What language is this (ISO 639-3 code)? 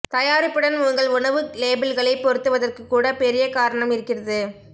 tam